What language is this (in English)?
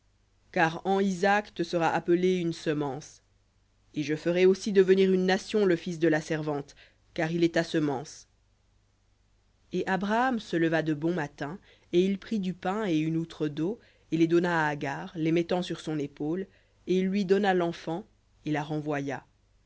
French